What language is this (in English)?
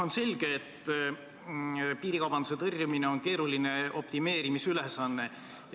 Estonian